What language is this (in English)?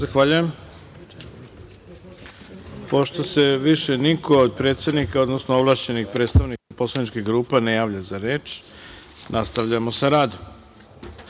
Serbian